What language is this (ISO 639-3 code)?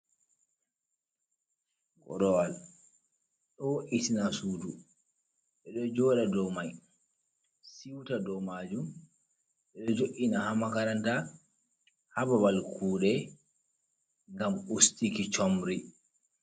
ful